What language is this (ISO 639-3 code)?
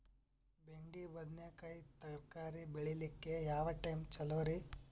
kan